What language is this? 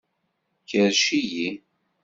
Kabyle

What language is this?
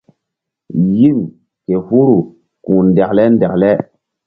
Mbum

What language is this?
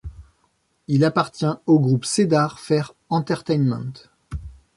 French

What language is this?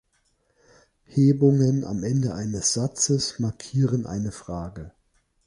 German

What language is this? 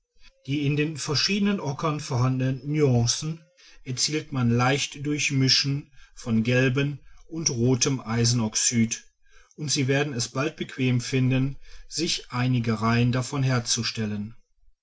German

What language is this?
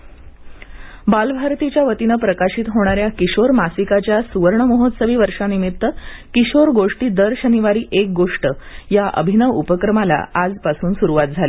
Marathi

